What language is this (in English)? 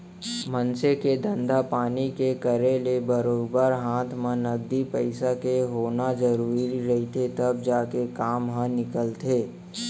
Chhattisgarhi